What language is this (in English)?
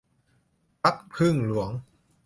Thai